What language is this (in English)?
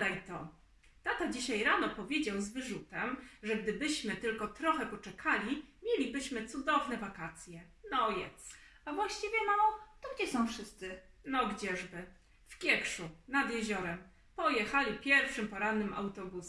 Polish